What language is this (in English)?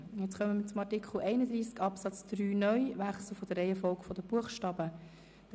Swiss German